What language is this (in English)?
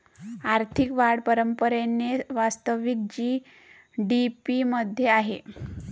Marathi